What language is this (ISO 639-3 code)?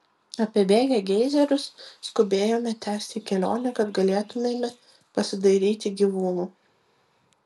lit